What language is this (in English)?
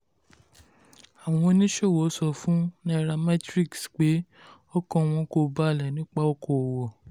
Yoruba